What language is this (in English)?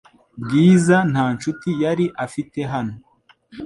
Kinyarwanda